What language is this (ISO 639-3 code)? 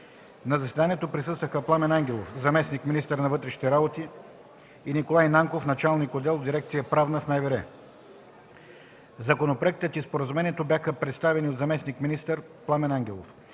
bul